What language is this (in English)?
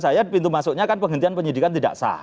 Indonesian